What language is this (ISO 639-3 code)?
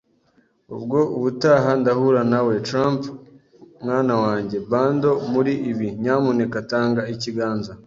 kin